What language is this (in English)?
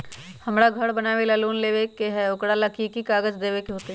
Magahi